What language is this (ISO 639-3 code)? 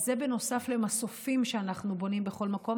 heb